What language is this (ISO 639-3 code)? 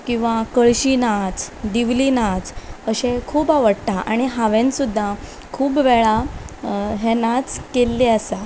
kok